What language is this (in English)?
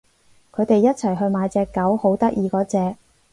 Cantonese